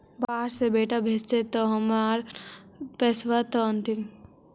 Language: Magahi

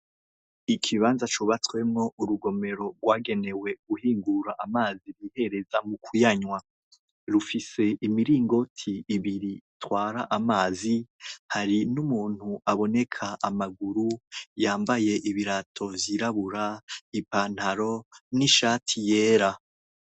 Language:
Rundi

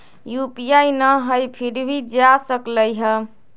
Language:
Magahi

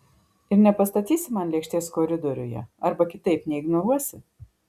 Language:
Lithuanian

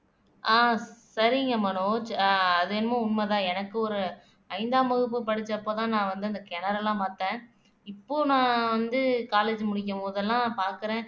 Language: Tamil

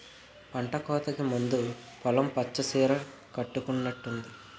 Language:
Telugu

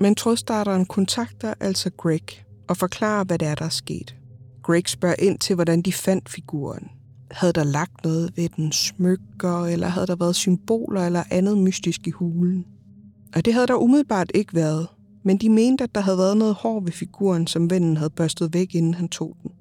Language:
Danish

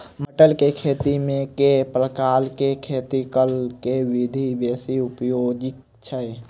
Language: Maithili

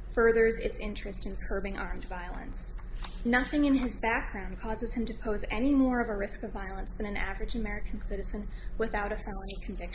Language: English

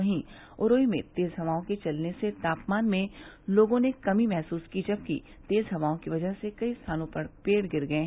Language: Hindi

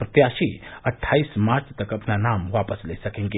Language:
Hindi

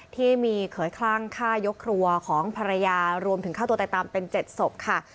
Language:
Thai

